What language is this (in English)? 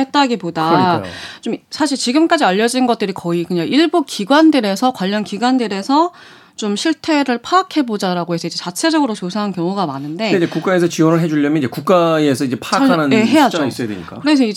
Korean